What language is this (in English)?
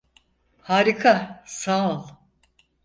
Turkish